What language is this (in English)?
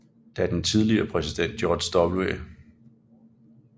Danish